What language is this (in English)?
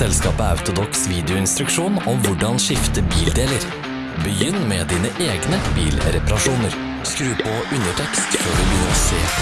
Norwegian